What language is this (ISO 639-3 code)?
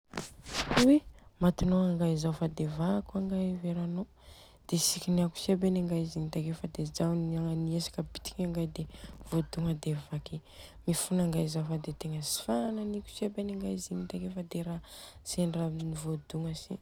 bzc